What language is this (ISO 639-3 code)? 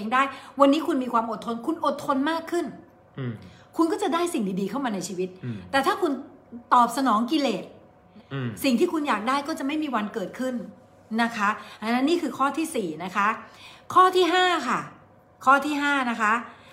tha